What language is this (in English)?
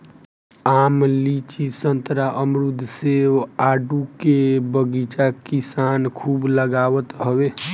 Bhojpuri